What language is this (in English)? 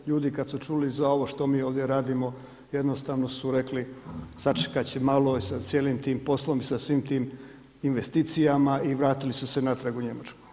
Croatian